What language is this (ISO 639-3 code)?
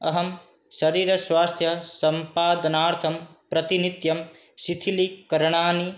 san